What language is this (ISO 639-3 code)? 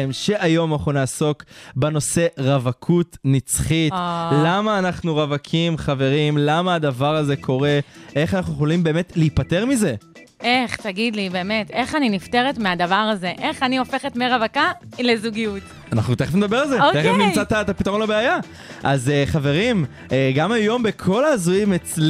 heb